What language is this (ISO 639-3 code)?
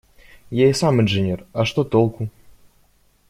rus